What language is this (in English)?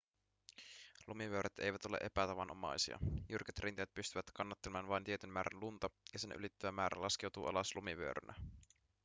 Finnish